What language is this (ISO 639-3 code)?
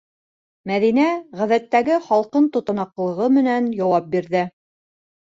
bak